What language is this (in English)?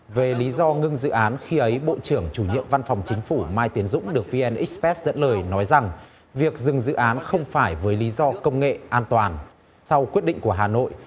Vietnamese